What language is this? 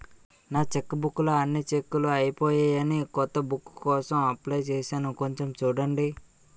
Telugu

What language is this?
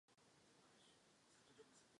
Czech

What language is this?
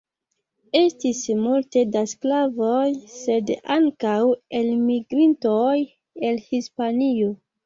Esperanto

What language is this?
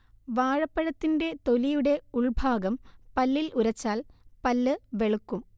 Malayalam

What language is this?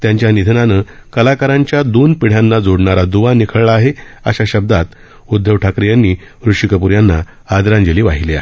Marathi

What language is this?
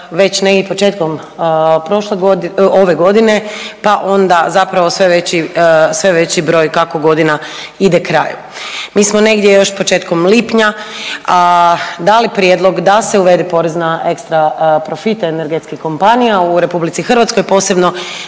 Croatian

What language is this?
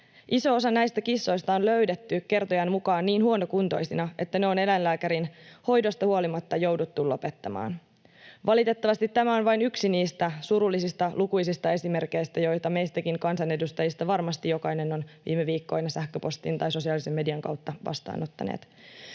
Finnish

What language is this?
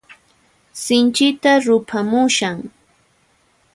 Puno Quechua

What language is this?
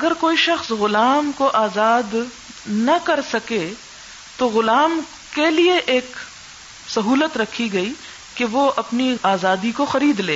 Urdu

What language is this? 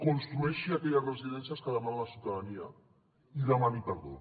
Catalan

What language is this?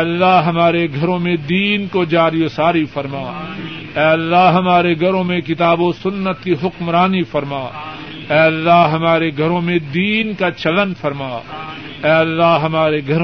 Urdu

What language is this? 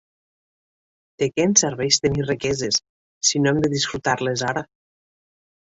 Catalan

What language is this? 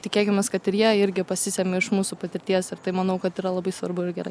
Lithuanian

